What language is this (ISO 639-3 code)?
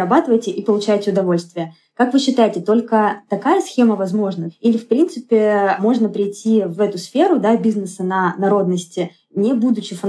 rus